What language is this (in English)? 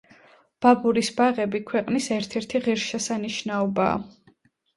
Georgian